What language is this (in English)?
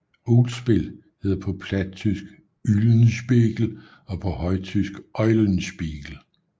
Danish